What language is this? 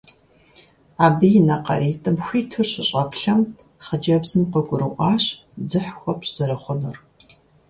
Kabardian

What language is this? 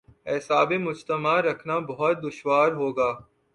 Urdu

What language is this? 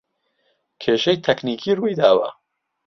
Central Kurdish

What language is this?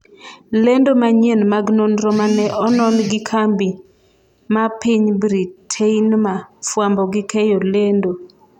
Luo (Kenya and Tanzania)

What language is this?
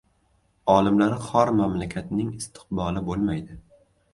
Uzbek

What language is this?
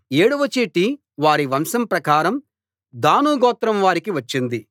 Telugu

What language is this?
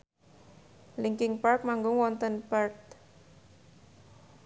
Javanese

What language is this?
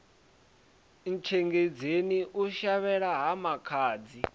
Venda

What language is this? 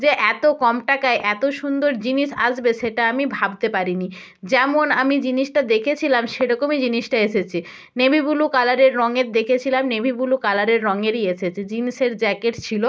Bangla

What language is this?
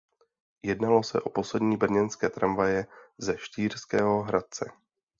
Czech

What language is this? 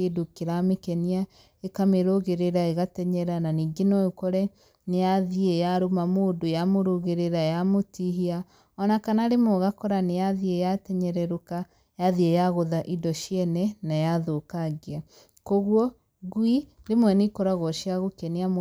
Kikuyu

